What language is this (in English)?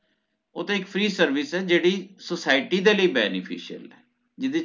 Punjabi